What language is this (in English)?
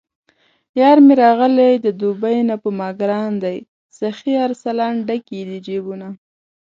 Pashto